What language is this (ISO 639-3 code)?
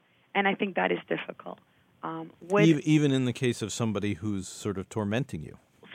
eng